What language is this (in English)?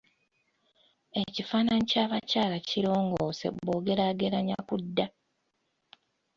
Ganda